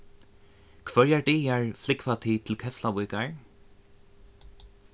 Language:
Faroese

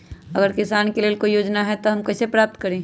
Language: Magahi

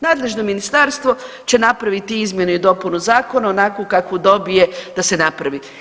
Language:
Croatian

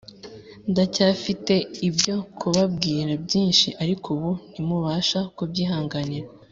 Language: Kinyarwanda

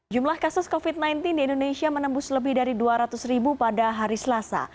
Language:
Indonesian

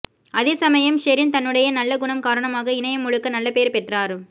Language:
Tamil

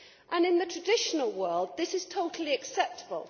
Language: English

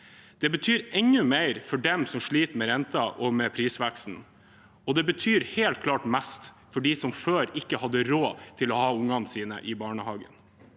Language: Norwegian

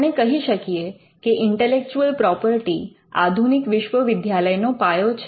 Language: Gujarati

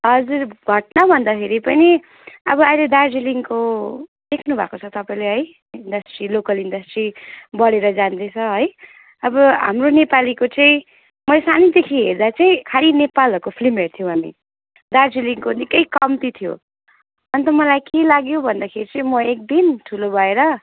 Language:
Nepali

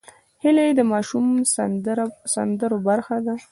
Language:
Pashto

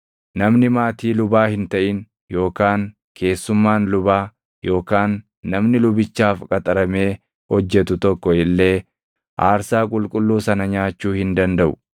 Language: Oromo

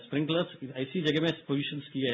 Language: Hindi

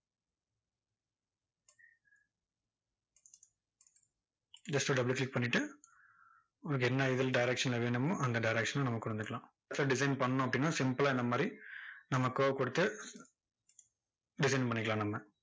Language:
Tamil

